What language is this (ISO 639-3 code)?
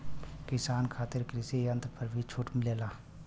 bho